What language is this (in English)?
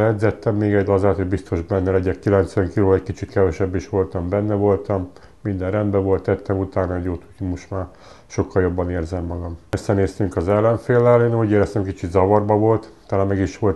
Hungarian